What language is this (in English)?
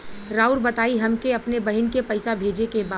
Bhojpuri